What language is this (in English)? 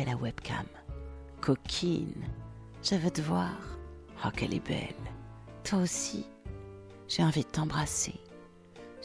French